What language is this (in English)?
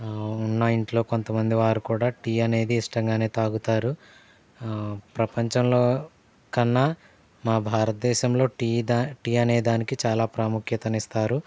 Telugu